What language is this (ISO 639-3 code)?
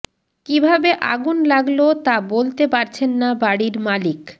ben